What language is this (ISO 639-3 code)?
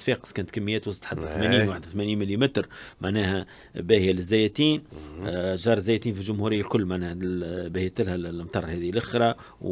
ara